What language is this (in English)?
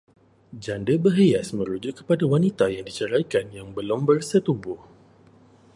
Malay